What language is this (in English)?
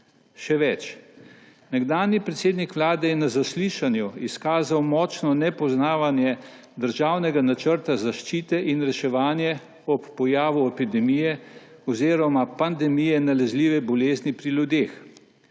Slovenian